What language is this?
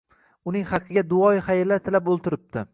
Uzbek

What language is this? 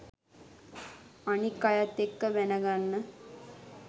Sinhala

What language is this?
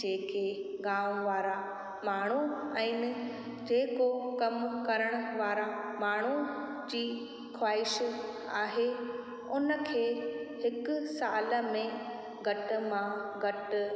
Sindhi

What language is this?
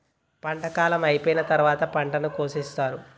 Telugu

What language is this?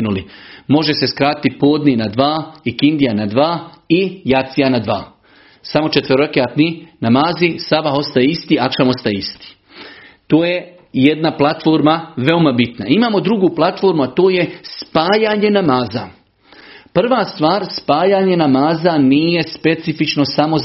Croatian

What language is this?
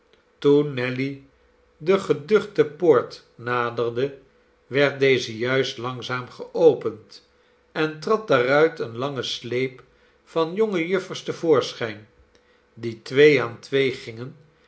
Dutch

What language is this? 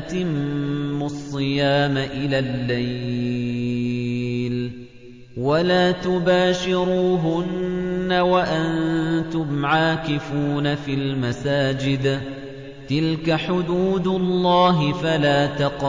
Arabic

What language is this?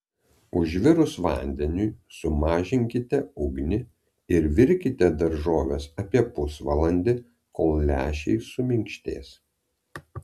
Lithuanian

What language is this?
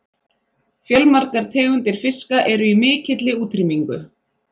Icelandic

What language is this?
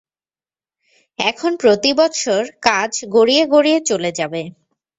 Bangla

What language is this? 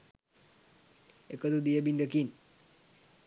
Sinhala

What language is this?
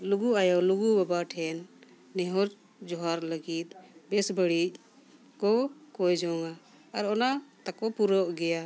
Santali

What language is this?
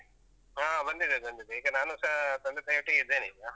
Kannada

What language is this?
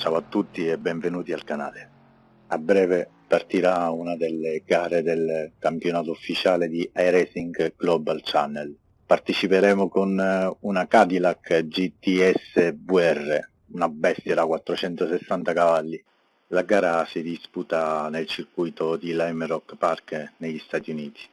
Italian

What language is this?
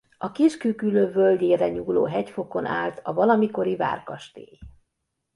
Hungarian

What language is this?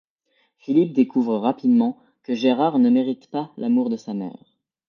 French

